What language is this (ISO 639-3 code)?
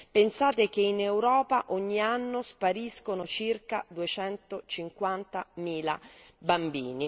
ita